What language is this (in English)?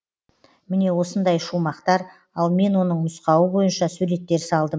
Kazakh